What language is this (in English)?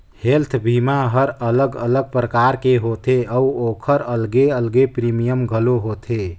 Chhattisgarhi